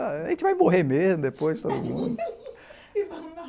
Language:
Portuguese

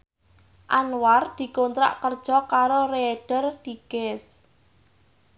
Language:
Javanese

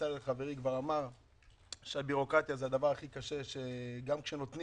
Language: Hebrew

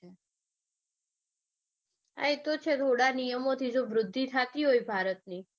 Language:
Gujarati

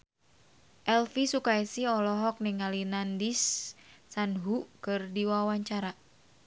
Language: Sundanese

